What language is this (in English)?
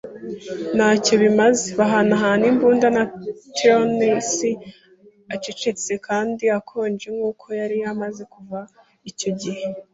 Kinyarwanda